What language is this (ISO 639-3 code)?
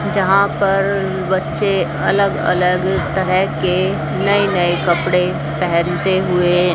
hin